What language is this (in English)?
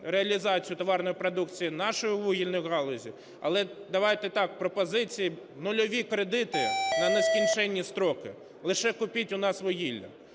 Ukrainian